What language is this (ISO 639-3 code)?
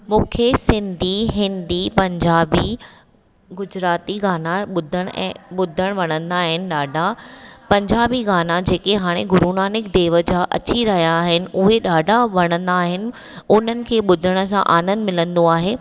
snd